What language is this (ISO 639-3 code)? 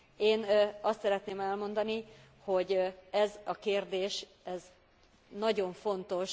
hun